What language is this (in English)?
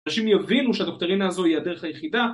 Hebrew